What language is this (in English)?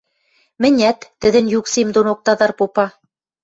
Western Mari